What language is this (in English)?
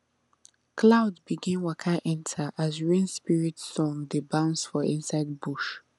Nigerian Pidgin